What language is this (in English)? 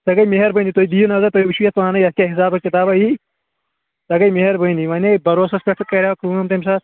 Kashmiri